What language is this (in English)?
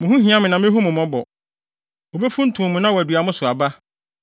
Akan